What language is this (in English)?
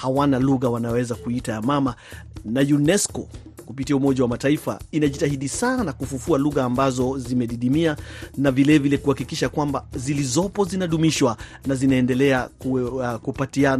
Swahili